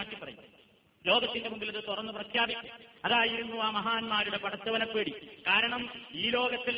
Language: Malayalam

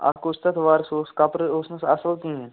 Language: Kashmiri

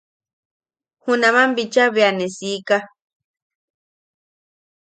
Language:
Yaqui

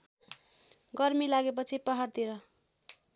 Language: Nepali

